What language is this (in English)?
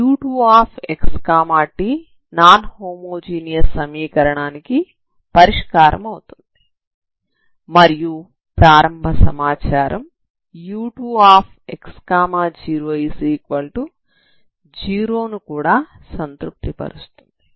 Telugu